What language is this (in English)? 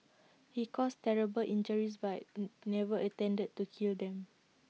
English